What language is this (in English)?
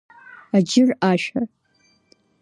Abkhazian